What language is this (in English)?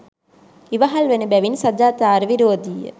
Sinhala